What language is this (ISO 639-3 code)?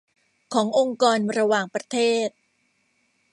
tha